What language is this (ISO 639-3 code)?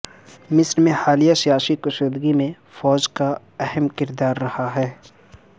urd